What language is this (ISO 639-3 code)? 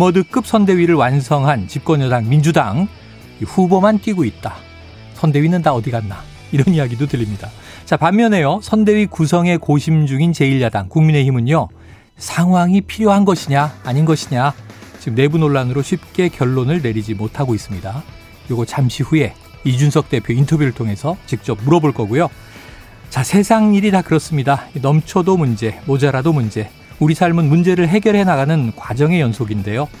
kor